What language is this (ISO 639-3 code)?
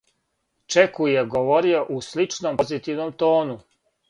srp